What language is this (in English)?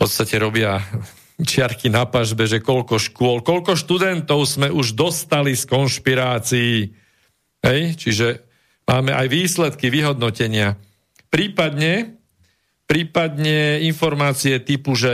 Slovak